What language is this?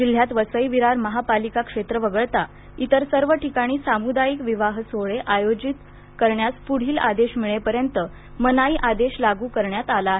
Marathi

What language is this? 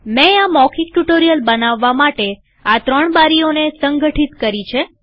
Gujarati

